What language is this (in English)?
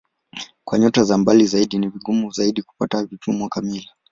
Swahili